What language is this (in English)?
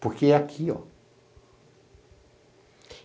Portuguese